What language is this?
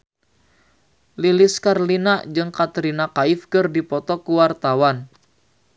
Sundanese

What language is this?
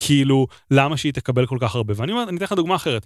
Hebrew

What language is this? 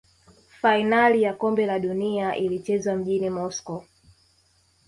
Swahili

